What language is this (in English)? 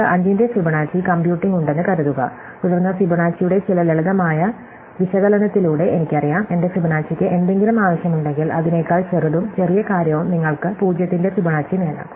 Malayalam